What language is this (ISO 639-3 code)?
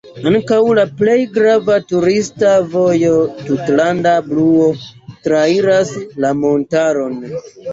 epo